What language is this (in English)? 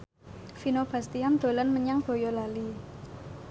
Javanese